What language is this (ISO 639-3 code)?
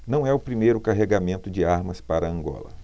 por